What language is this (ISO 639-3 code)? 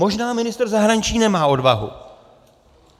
ces